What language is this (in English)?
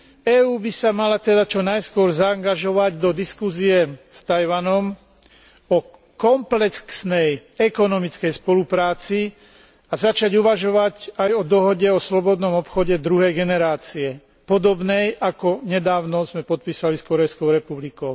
Slovak